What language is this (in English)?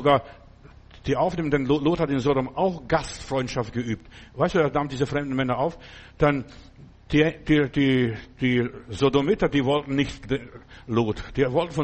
German